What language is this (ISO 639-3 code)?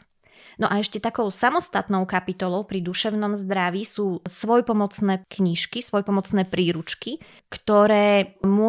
slk